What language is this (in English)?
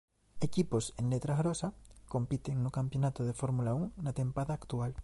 Galician